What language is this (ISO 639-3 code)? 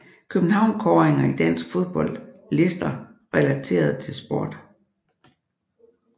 dan